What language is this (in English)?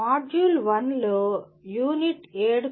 Telugu